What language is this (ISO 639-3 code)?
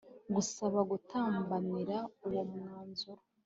kin